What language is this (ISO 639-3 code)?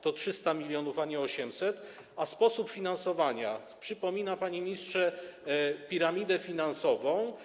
pol